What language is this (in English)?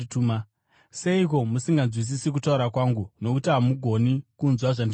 Shona